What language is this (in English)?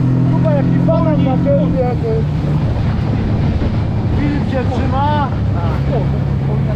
Polish